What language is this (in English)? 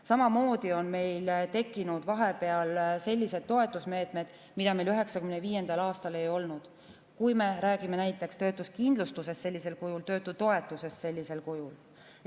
Estonian